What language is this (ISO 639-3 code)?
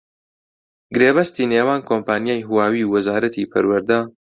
ckb